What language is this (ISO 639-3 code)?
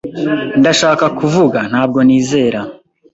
kin